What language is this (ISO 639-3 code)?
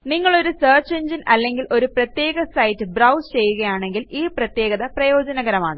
mal